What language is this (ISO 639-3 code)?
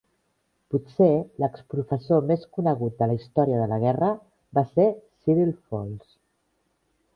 cat